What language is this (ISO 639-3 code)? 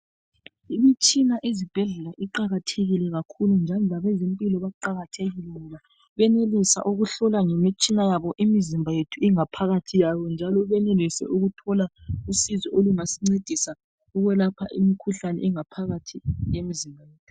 nde